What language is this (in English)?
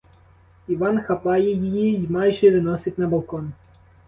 Ukrainian